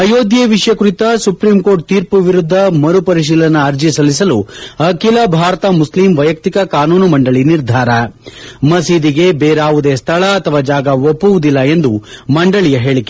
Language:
Kannada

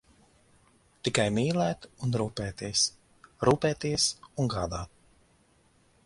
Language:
Latvian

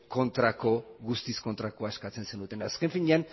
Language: Basque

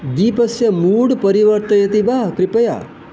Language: Sanskrit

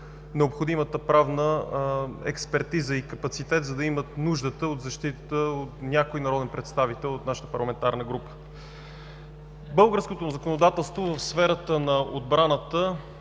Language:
Bulgarian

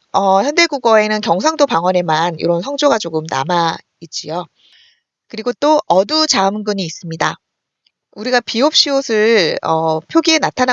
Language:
Korean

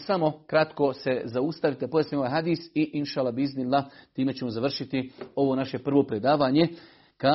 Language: Croatian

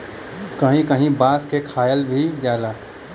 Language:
Bhojpuri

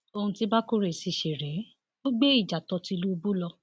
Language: Yoruba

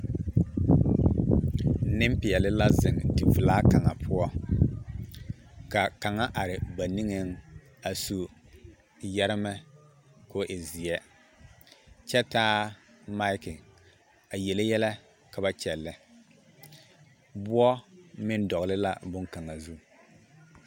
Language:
Southern Dagaare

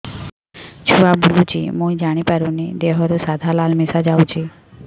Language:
Odia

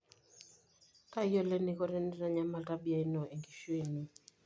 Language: Masai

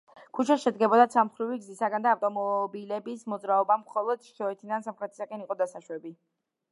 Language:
Georgian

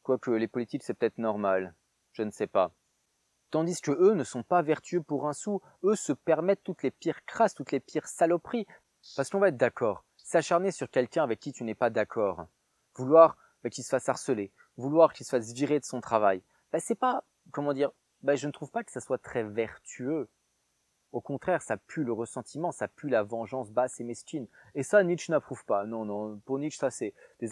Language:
French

